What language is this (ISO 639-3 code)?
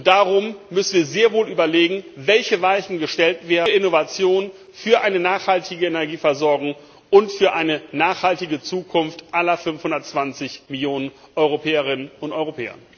deu